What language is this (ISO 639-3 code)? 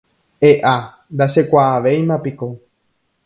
grn